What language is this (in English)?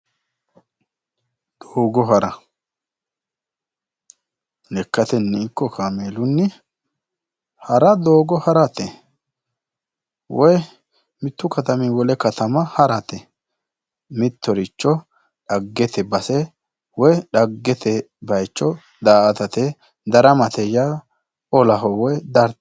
Sidamo